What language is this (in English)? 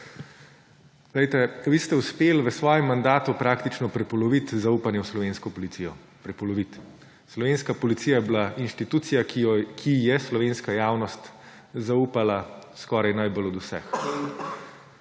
Slovenian